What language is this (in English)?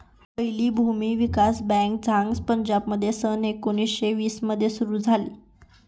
Marathi